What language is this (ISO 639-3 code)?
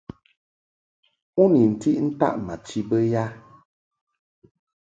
mhk